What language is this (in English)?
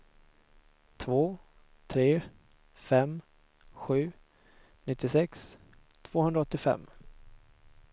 Swedish